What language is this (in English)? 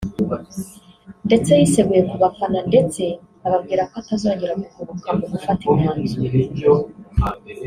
Kinyarwanda